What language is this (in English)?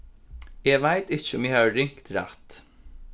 Faroese